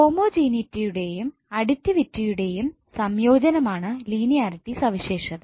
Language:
Malayalam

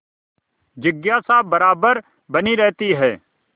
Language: Hindi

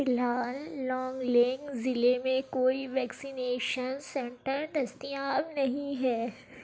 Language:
Urdu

